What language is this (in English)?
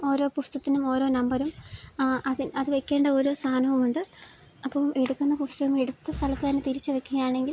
Malayalam